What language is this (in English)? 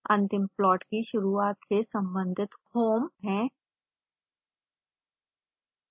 Hindi